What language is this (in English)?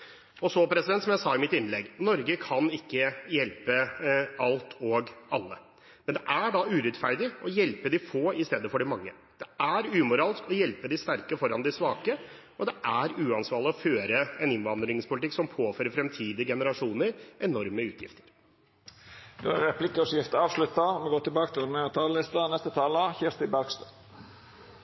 Norwegian